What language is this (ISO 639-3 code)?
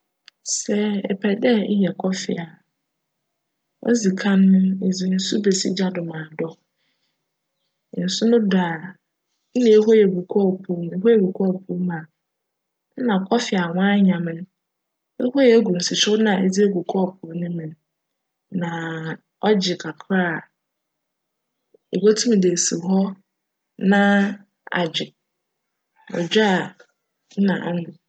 aka